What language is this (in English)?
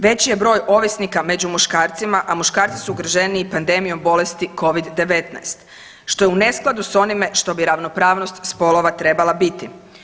Croatian